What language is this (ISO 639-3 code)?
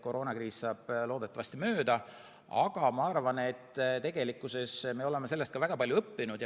est